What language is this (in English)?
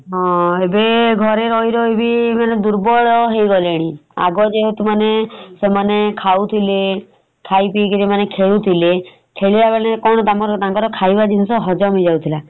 Odia